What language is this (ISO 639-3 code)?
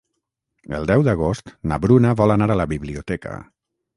cat